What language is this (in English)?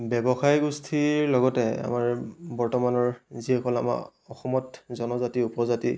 Assamese